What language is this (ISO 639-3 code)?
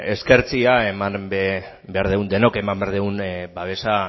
eus